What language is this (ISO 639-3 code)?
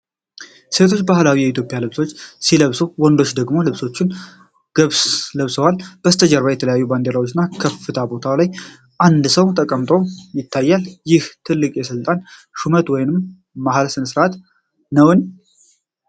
amh